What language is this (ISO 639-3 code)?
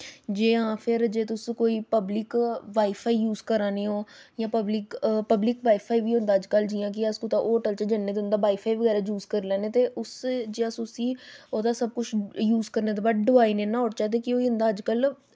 doi